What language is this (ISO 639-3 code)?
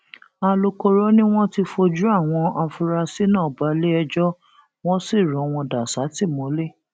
yor